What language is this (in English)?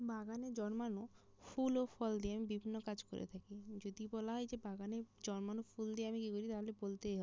Bangla